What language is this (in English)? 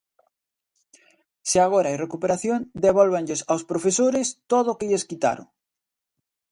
Galician